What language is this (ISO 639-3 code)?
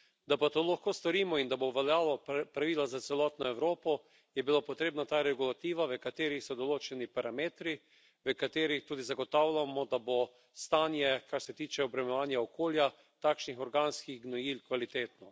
slv